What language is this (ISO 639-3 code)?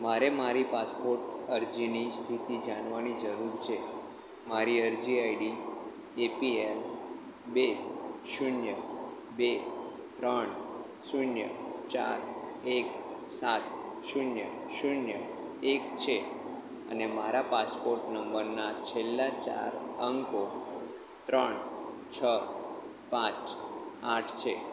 guj